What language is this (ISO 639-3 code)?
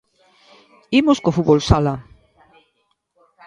glg